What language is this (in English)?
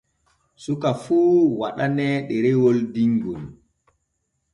Borgu Fulfulde